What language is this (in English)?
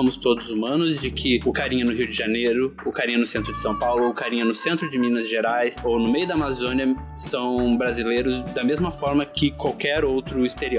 Portuguese